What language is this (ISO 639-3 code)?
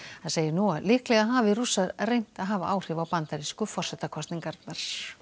isl